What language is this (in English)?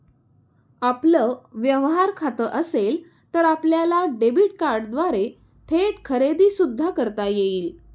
Marathi